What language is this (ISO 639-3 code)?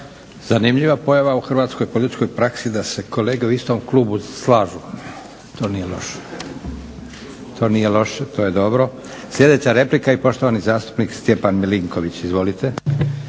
hrv